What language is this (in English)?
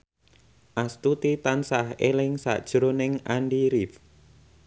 Javanese